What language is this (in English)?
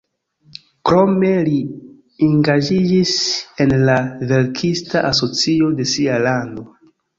Esperanto